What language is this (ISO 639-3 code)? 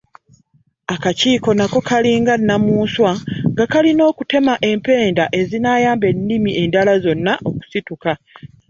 lug